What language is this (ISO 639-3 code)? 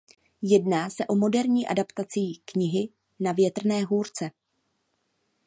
ces